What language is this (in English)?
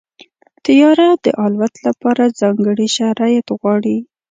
Pashto